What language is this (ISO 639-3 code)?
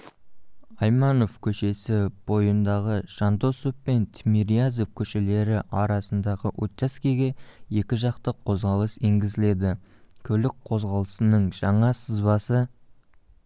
kaz